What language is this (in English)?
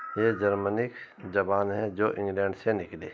Urdu